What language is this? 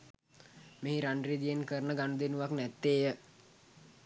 Sinhala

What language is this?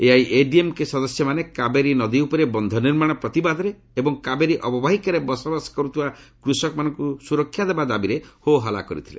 Odia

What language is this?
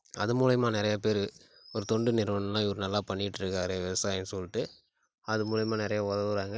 Tamil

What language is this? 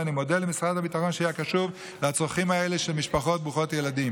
Hebrew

